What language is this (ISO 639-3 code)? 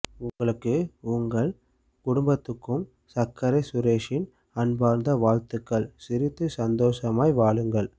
tam